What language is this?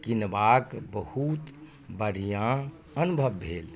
Maithili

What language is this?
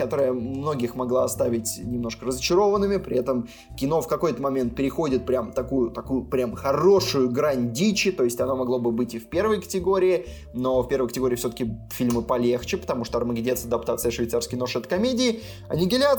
Russian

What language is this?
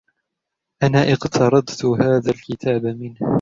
Arabic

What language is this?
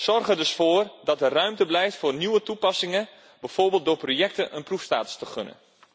Dutch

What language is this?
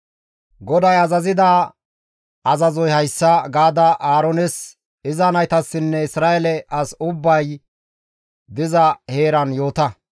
Gamo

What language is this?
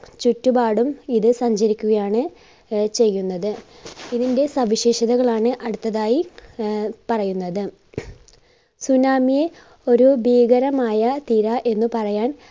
Malayalam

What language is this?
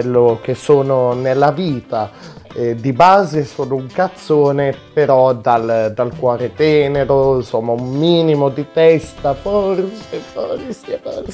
Italian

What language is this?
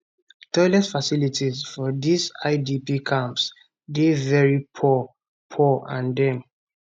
Nigerian Pidgin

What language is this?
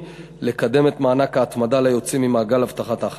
Hebrew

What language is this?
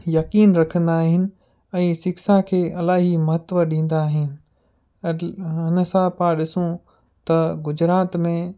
Sindhi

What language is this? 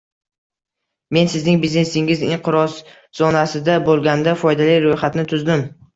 Uzbek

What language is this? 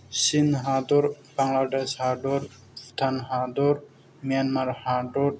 Bodo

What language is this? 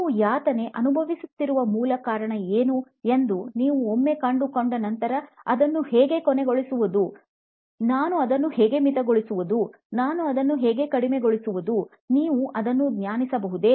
Kannada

